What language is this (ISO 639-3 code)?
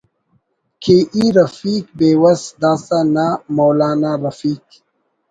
brh